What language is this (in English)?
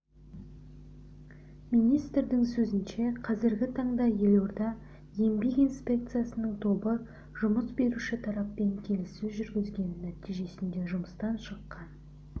Kazakh